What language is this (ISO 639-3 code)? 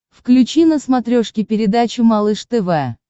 rus